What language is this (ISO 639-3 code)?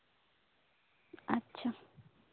sat